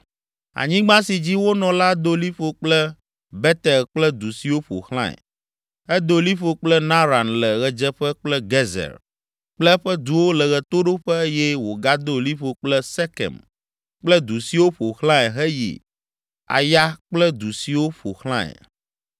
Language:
Ewe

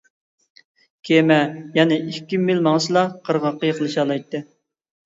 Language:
Uyghur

